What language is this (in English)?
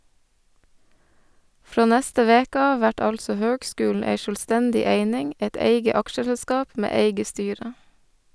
Norwegian